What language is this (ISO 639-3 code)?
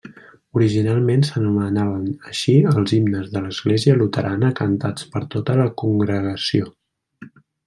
cat